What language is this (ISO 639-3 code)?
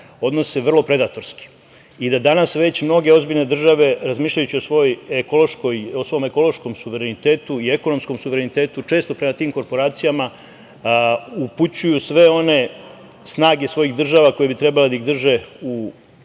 srp